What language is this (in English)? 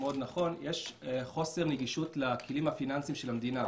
Hebrew